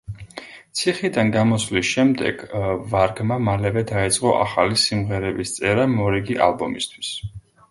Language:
Georgian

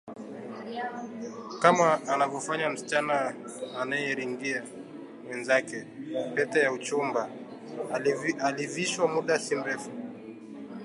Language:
Swahili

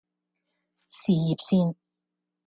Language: Cantonese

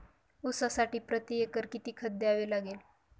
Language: Marathi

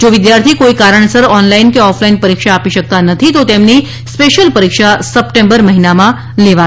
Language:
Gujarati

